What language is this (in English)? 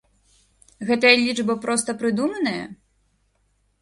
Belarusian